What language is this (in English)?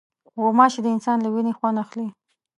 Pashto